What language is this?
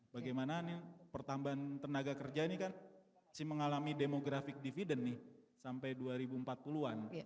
Indonesian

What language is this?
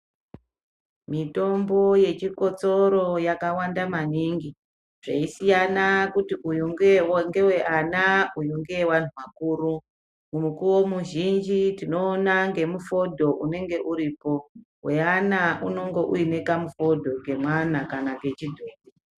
Ndau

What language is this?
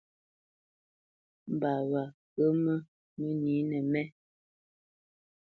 Bamenyam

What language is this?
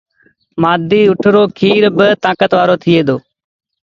Sindhi Bhil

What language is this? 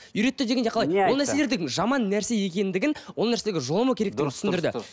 Kazakh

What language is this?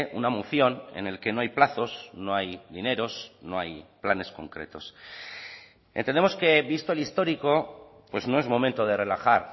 Spanish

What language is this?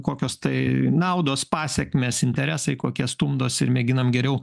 Lithuanian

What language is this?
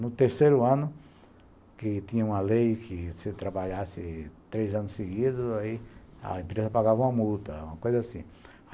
Portuguese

